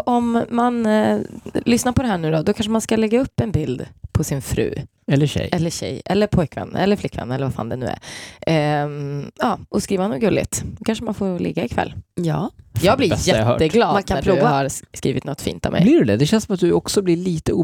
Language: Swedish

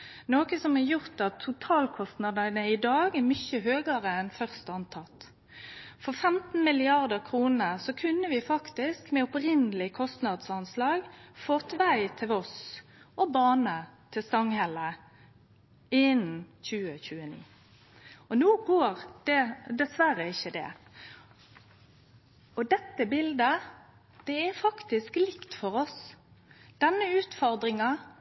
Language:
Norwegian Nynorsk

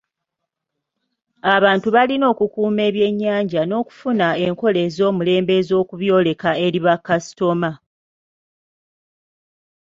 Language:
Ganda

